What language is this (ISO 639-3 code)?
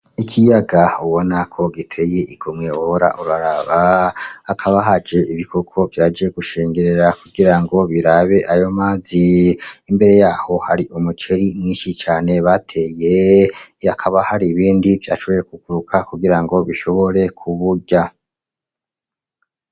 run